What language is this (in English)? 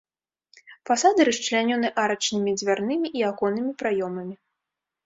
Belarusian